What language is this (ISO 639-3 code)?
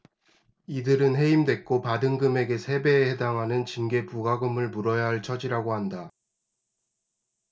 kor